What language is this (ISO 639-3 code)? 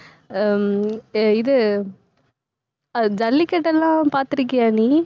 tam